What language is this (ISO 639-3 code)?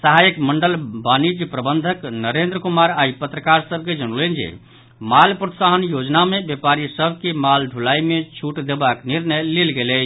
mai